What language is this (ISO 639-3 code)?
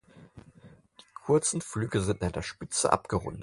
deu